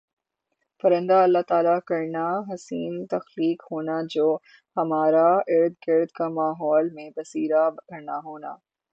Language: Urdu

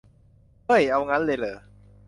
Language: Thai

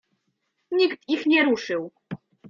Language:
Polish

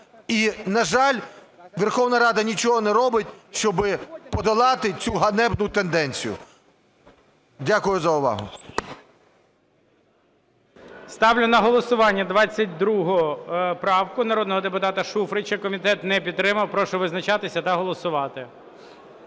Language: Ukrainian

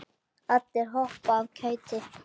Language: Icelandic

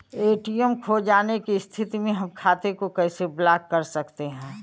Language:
Bhojpuri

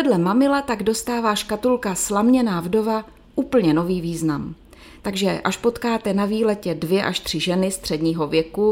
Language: Czech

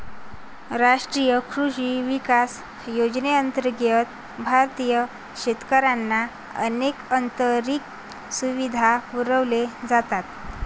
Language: Marathi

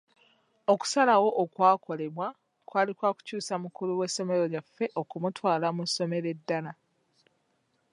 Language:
Ganda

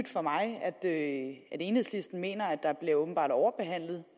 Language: Danish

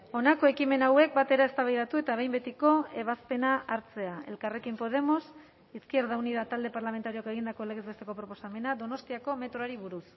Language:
Basque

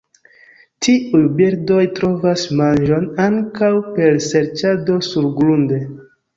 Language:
Esperanto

